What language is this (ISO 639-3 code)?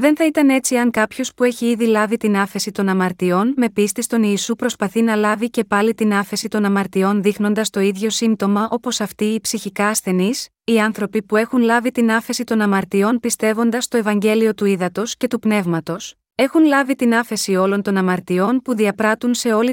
ell